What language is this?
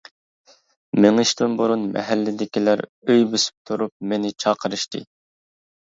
Uyghur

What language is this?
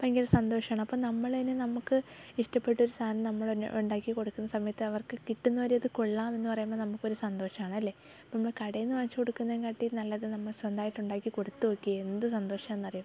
Malayalam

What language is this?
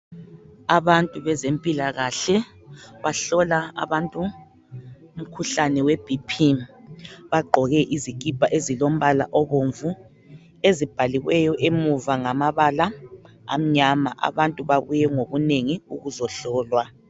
North Ndebele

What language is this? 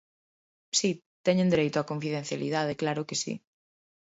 Galician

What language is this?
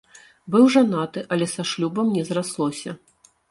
Belarusian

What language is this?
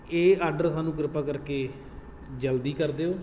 Punjabi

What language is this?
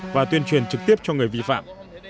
Vietnamese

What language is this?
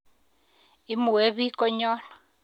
Kalenjin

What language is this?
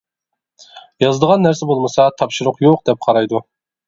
Uyghur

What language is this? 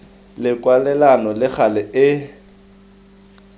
Tswana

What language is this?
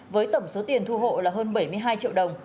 Vietnamese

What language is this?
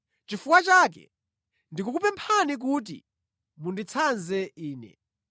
Nyanja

